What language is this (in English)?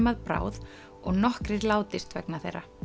Icelandic